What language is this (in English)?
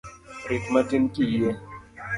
Luo (Kenya and Tanzania)